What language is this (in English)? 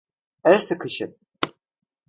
Turkish